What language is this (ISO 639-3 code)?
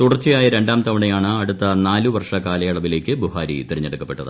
mal